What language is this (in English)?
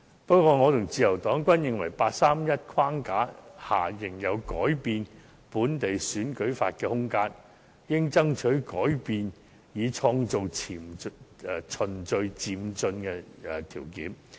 Cantonese